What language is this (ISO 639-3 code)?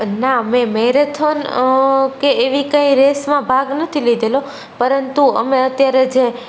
guj